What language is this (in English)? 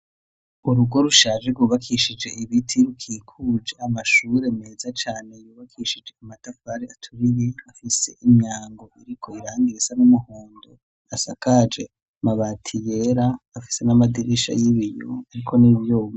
Rundi